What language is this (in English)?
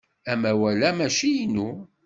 Kabyle